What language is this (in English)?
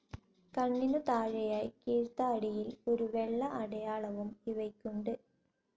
Malayalam